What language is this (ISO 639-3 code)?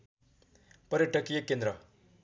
nep